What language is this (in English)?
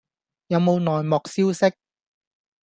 Cantonese